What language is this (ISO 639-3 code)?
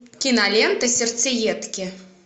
rus